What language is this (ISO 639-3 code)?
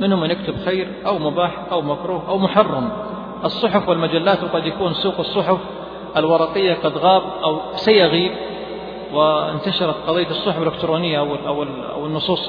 ara